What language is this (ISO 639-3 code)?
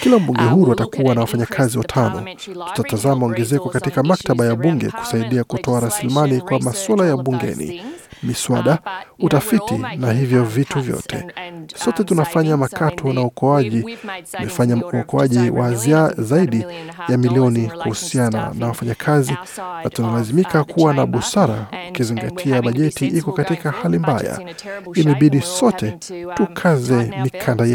swa